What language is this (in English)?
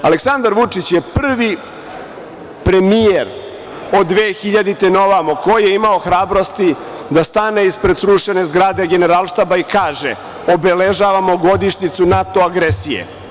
Serbian